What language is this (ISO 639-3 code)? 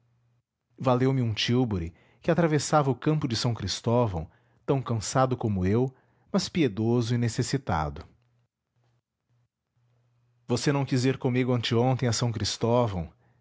por